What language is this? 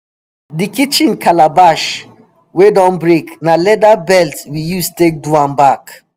Nigerian Pidgin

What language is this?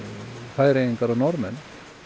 Icelandic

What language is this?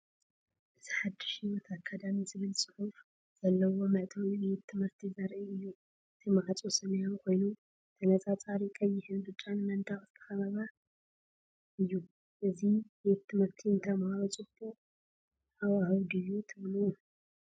Tigrinya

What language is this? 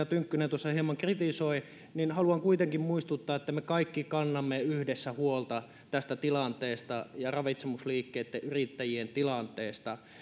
Finnish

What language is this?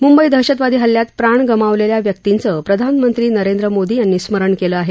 Marathi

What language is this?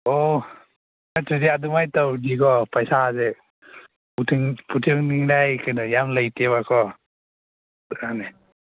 Manipuri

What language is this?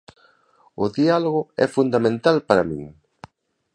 Galician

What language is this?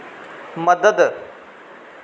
Dogri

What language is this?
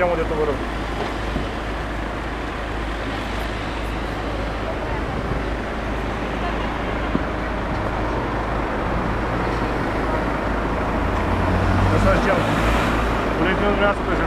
Romanian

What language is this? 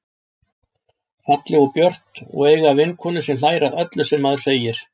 Icelandic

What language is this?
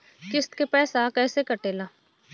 Bhojpuri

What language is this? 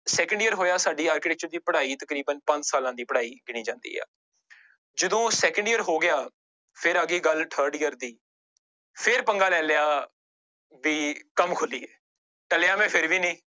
Punjabi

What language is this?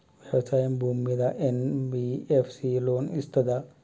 Telugu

